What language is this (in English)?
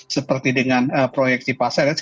Indonesian